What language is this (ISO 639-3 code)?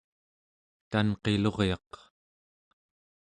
esu